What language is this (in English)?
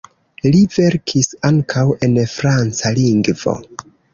Esperanto